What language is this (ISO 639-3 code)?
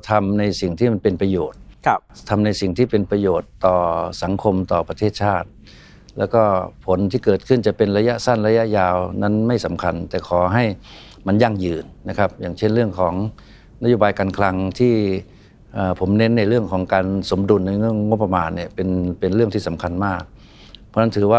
tha